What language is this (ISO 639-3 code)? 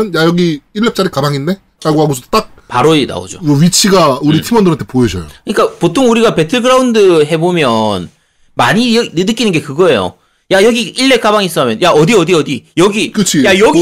kor